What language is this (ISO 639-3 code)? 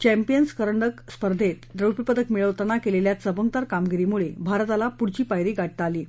mar